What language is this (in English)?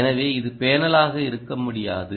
Tamil